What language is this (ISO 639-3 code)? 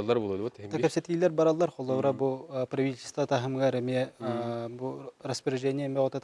tur